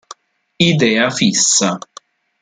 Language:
Italian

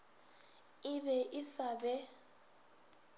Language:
Northern Sotho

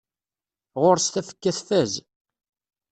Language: Kabyle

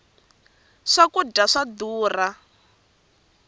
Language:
Tsonga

